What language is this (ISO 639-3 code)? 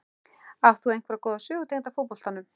isl